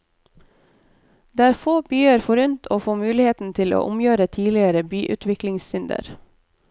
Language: Norwegian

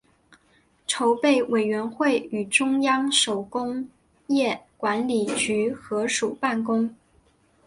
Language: Chinese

